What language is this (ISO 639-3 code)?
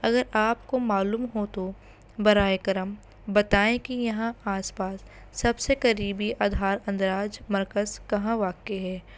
urd